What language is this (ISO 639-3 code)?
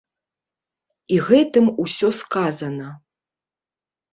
bel